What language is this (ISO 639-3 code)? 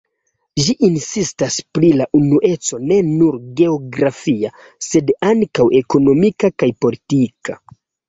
epo